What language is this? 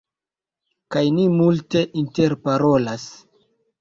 Esperanto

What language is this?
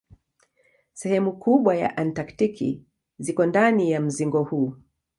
Swahili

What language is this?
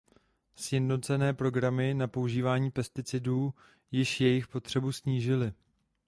Czech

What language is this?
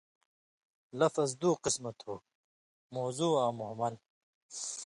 Indus Kohistani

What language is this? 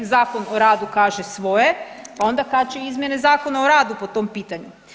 Croatian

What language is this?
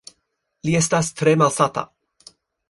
Esperanto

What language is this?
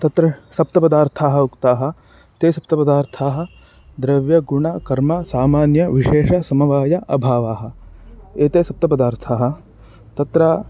Sanskrit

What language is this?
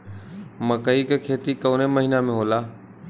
Bhojpuri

